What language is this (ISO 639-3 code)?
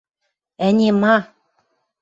mrj